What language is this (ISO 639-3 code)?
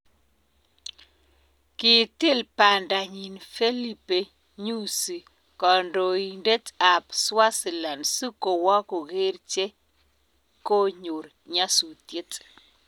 kln